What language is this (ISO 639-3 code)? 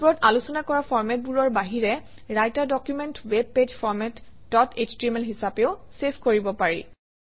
asm